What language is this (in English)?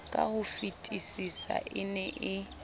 Southern Sotho